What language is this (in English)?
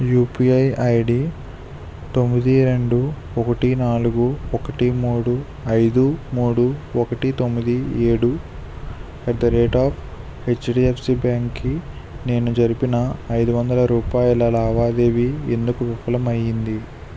Telugu